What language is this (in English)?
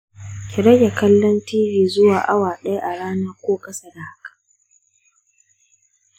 Hausa